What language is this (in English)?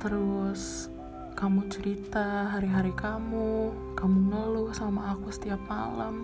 Indonesian